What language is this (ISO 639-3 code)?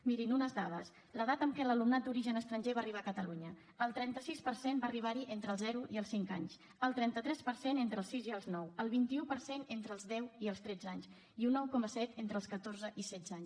cat